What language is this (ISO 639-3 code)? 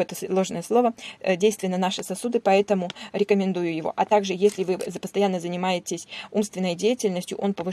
rus